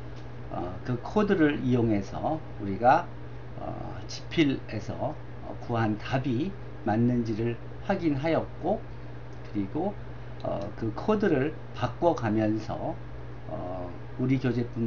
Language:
Korean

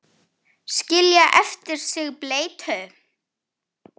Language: Icelandic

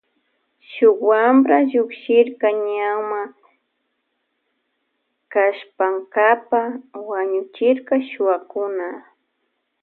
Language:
Loja Highland Quichua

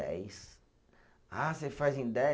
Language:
Portuguese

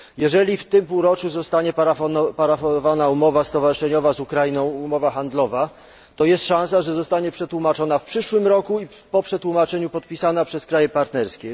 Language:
Polish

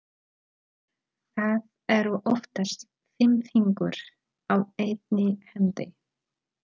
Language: Icelandic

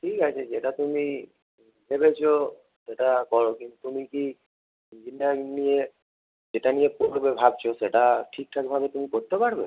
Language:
Bangla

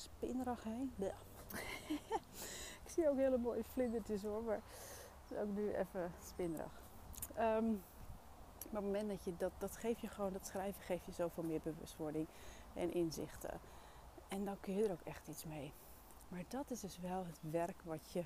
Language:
Dutch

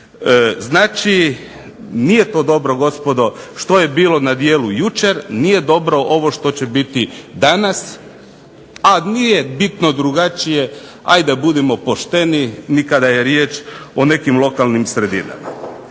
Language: Croatian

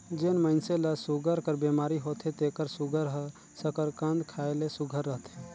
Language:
Chhattisgarhi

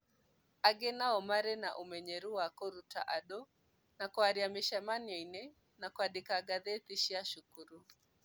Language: Kikuyu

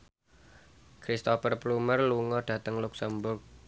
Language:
Javanese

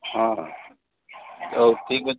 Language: Odia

